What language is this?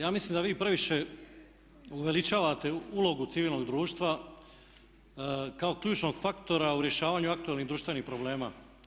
Croatian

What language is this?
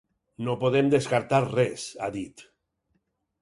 Catalan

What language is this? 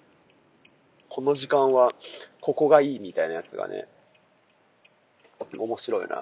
Japanese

